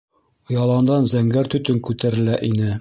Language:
Bashkir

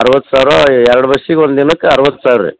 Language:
Kannada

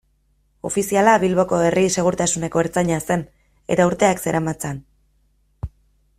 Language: Basque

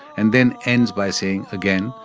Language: English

